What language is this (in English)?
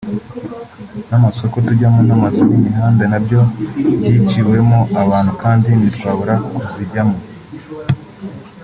Kinyarwanda